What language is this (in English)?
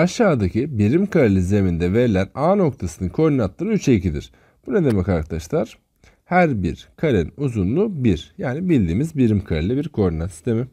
Turkish